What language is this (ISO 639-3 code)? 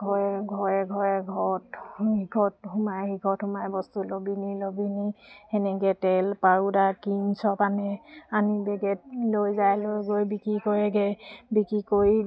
asm